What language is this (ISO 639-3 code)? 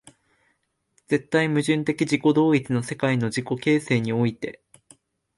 jpn